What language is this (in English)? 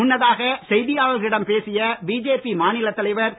Tamil